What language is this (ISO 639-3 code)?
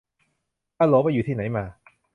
tha